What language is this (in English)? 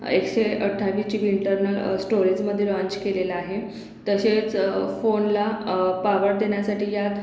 Marathi